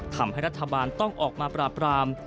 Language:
Thai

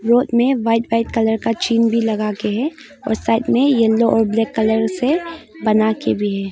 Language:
Hindi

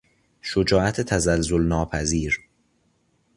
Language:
Persian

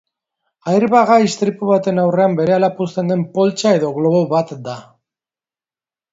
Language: Basque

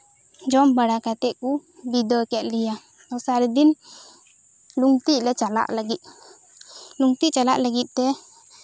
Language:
Santali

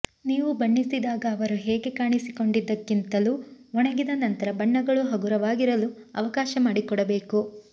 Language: Kannada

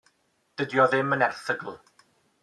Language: Welsh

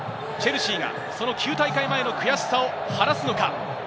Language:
Japanese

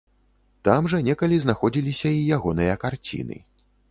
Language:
Belarusian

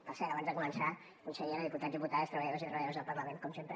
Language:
Catalan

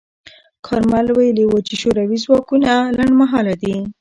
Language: Pashto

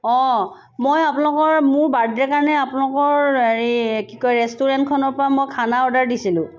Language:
Assamese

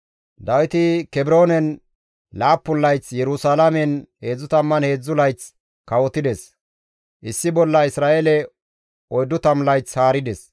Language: Gamo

